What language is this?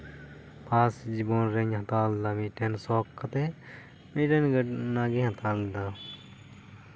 Santali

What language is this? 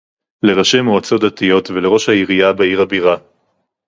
Hebrew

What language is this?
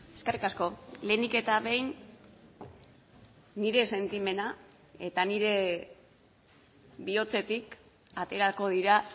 Basque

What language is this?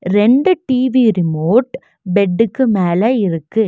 Tamil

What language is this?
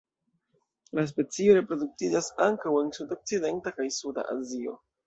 Esperanto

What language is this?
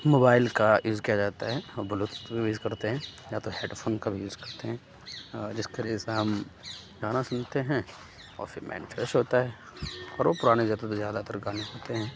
Urdu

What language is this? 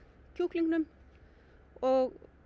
Icelandic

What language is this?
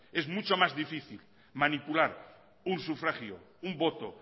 Spanish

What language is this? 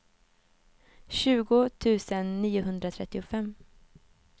Swedish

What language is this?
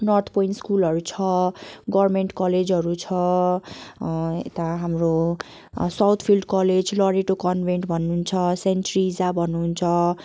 Nepali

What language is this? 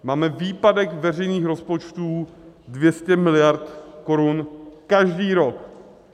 Czech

